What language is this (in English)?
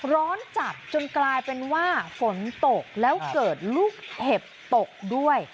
Thai